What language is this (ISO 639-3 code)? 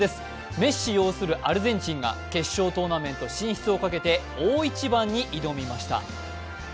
jpn